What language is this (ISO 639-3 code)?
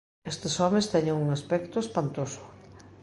glg